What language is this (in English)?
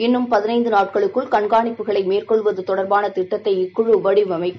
Tamil